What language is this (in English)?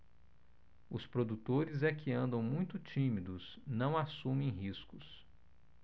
Portuguese